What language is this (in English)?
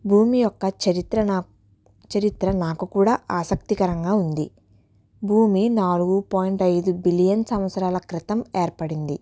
Telugu